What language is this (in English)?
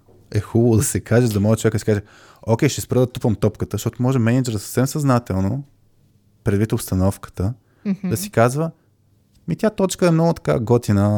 Bulgarian